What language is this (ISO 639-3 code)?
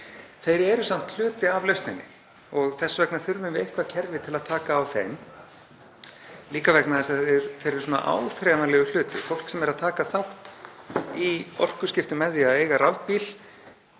isl